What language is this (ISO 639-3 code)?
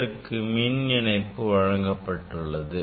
tam